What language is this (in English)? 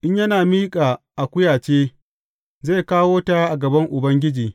Hausa